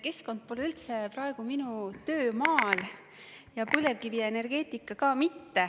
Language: Estonian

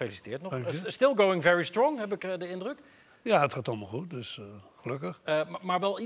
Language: Dutch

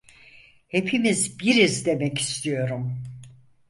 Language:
Turkish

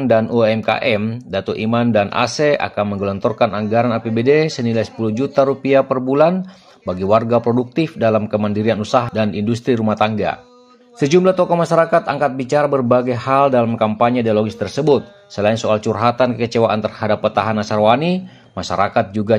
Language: Indonesian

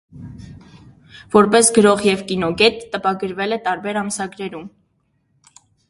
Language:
Armenian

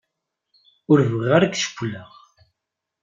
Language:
Kabyle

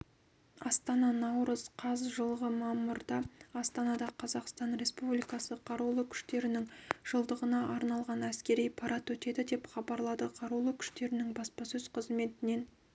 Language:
Kazakh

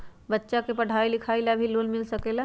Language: Magahi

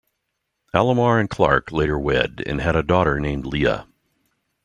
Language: English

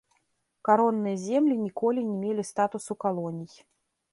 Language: Belarusian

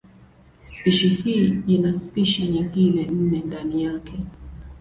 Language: Swahili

